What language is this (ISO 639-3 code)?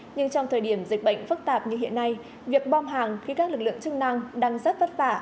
vie